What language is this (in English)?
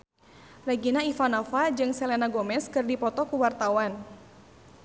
Sundanese